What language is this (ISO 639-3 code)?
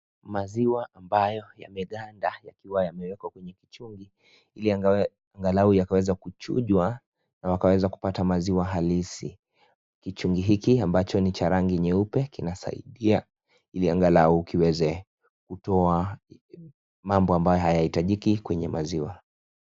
swa